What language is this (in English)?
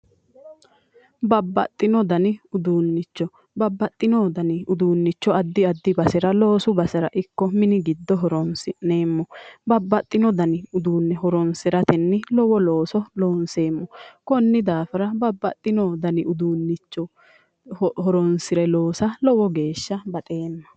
Sidamo